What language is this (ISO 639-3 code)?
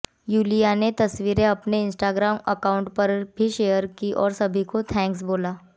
hin